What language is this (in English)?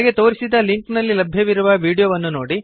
Kannada